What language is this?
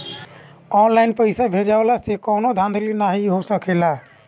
Bhojpuri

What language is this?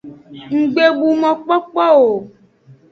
Aja (Benin)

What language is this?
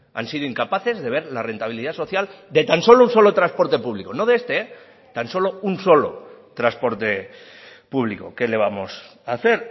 Spanish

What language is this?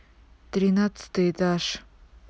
Russian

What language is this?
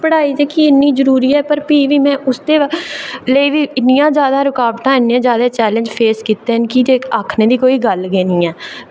Dogri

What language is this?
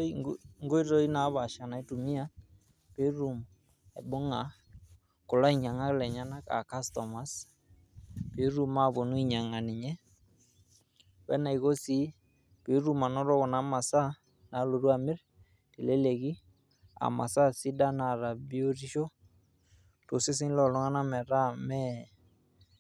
Masai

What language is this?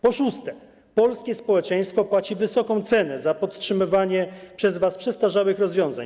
Polish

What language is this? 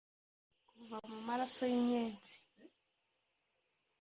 Kinyarwanda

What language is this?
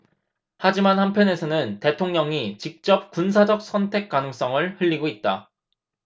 Korean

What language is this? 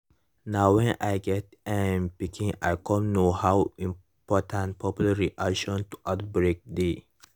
Nigerian Pidgin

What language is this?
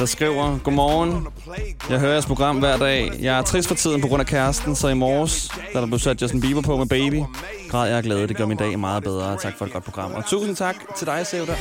Danish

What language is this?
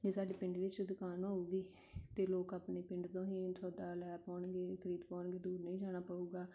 Punjabi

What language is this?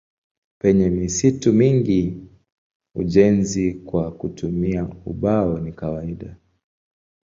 Swahili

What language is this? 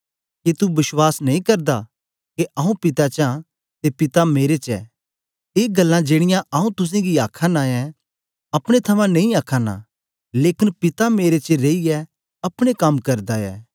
Dogri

